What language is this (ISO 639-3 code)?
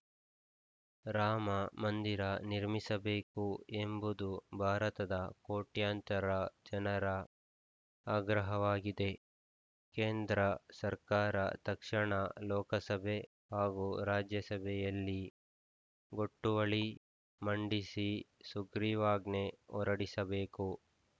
kan